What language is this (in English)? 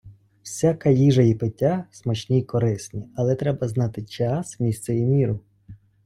Ukrainian